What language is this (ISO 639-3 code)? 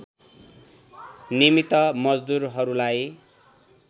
nep